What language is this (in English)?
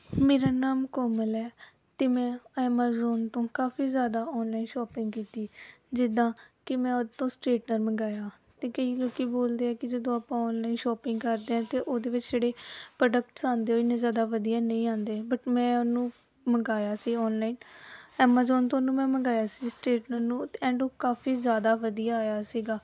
Punjabi